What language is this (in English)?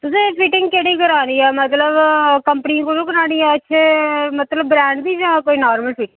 Dogri